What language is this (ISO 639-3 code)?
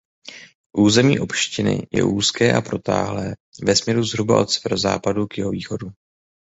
ces